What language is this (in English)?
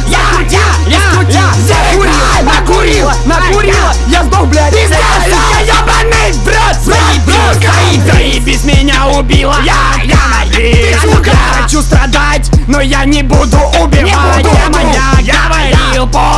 Russian